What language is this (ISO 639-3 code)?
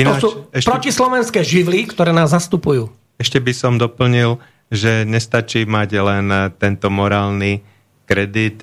slk